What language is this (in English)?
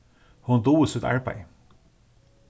Faroese